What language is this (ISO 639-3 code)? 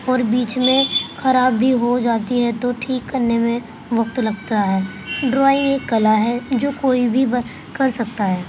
urd